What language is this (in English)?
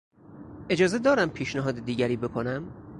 Persian